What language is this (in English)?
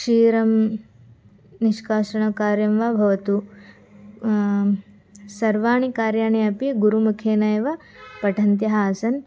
Sanskrit